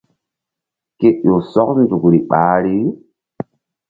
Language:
Mbum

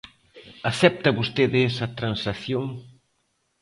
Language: Galician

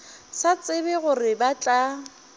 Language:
Northern Sotho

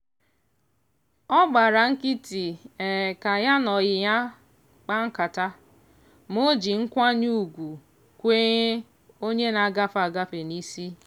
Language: Igbo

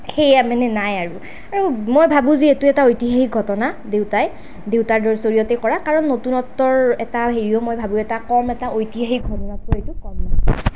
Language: Assamese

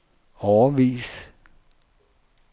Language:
Danish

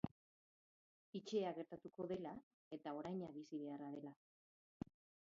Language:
Basque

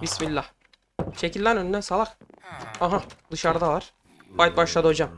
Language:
Turkish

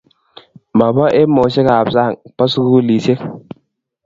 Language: Kalenjin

